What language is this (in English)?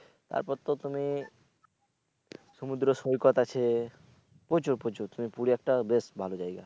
Bangla